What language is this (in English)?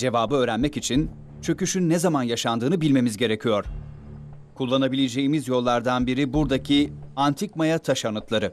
Turkish